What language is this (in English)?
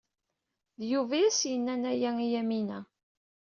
Kabyle